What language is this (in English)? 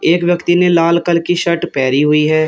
Hindi